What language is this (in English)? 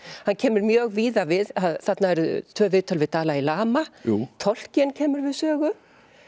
Icelandic